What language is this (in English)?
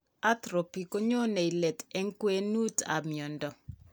Kalenjin